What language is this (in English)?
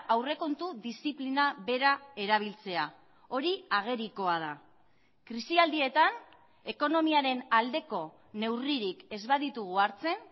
Basque